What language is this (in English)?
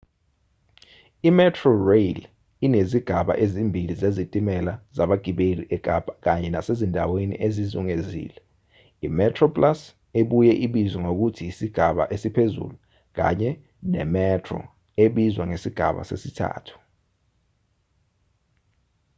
Zulu